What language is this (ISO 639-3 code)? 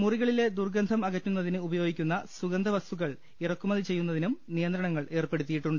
mal